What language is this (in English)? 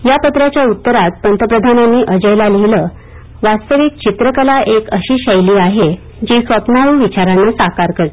Marathi